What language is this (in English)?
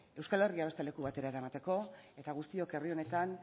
Basque